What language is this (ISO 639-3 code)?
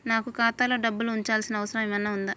tel